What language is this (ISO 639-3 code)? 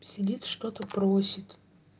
rus